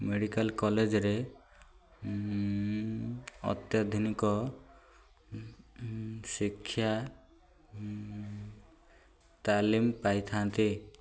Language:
Odia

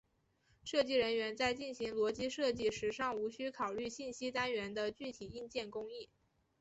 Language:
Chinese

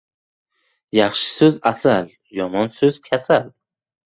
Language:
Uzbek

